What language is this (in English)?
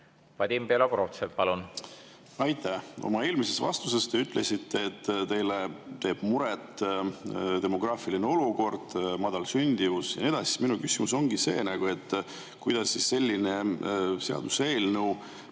Estonian